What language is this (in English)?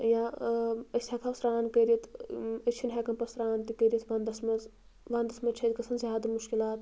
Kashmiri